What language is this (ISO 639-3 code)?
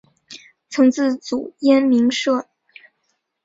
zho